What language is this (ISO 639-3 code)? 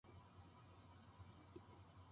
jpn